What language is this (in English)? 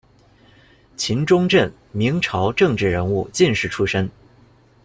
Chinese